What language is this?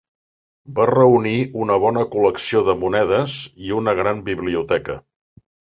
Catalan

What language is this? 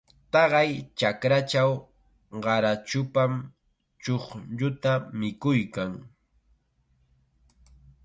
Chiquián Ancash Quechua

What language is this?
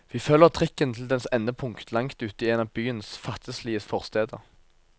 Norwegian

